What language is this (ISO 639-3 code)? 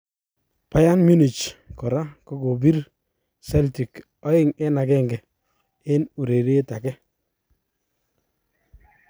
kln